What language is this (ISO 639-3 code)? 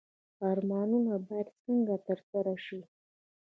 pus